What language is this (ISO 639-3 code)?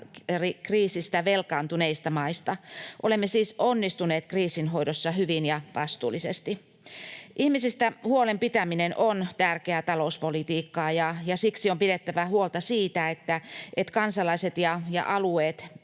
fin